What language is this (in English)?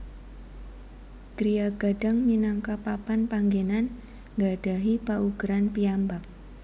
Javanese